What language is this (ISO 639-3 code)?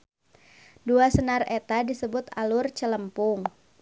sun